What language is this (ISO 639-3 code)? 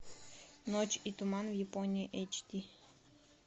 rus